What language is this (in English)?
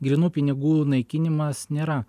Lithuanian